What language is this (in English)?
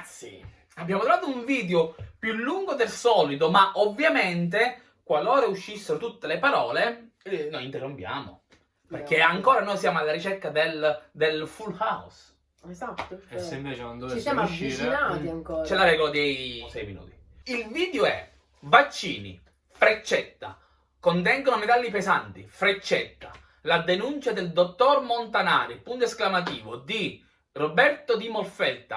Italian